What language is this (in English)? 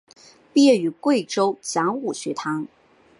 Chinese